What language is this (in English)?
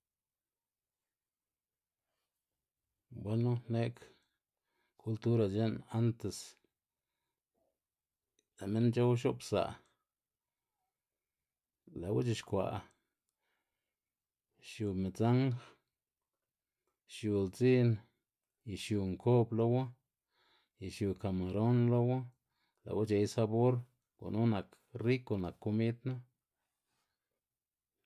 Xanaguía Zapotec